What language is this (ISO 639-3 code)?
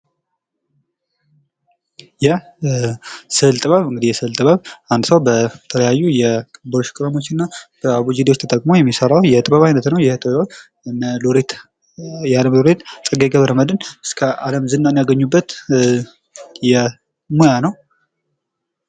amh